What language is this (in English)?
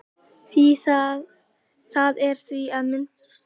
Icelandic